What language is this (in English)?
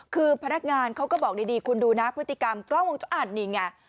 Thai